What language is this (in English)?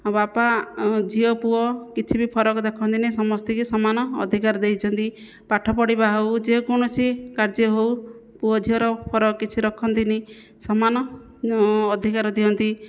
Odia